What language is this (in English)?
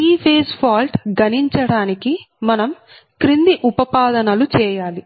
Telugu